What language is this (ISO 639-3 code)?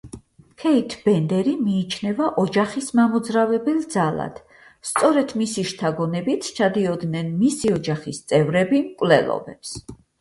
kat